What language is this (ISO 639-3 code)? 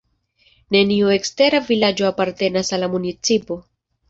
epo